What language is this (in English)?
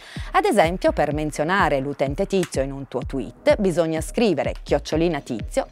Italian